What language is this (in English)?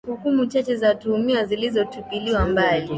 Swahili